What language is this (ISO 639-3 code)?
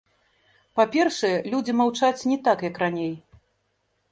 bel